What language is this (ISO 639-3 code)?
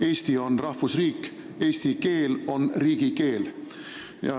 est